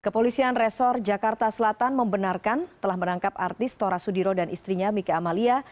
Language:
Indonesian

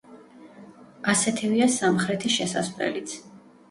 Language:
Georgian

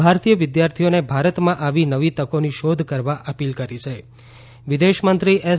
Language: Gujarati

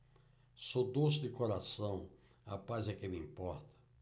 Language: Portuguese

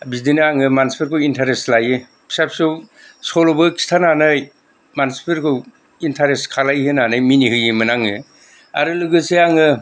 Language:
Bodo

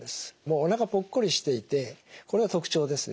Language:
Japanese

